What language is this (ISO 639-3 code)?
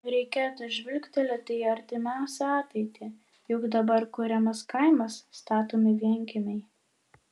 lit